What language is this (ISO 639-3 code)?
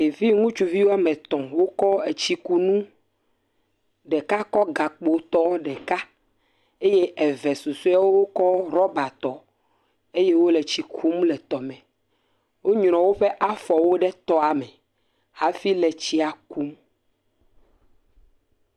ewe